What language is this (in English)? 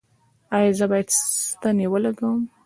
Pashto